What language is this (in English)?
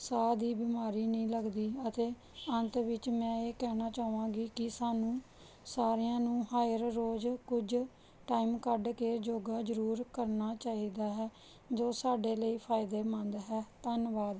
Punjabi